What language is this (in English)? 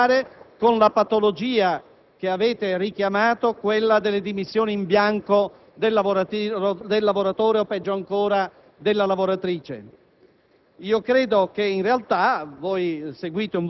Italian